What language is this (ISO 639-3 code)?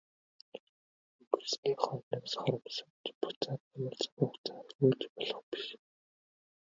mon